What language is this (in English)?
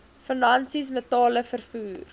Afrikaans